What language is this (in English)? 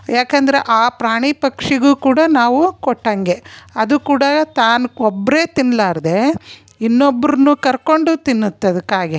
Kannada